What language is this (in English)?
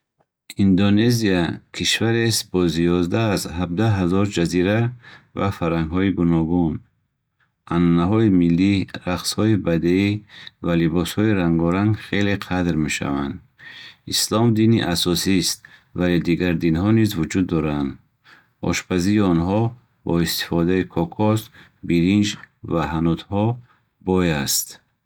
Bukharic